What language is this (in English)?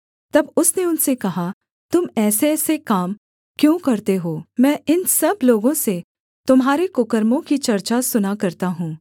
Hindi